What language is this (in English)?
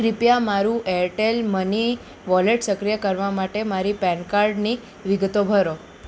Gujarati